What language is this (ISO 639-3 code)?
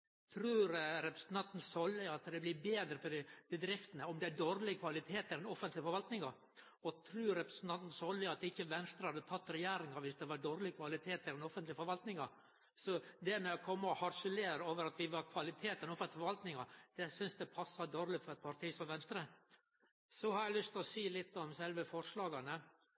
nno